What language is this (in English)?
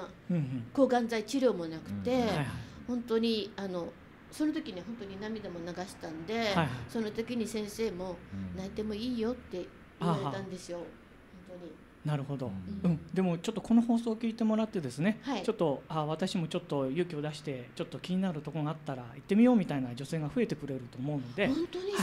Japanese